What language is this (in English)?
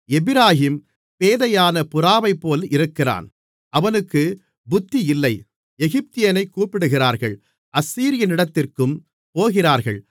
Tamil